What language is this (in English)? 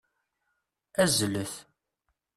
Kabyle